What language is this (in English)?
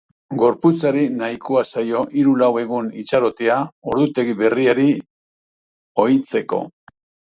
Basque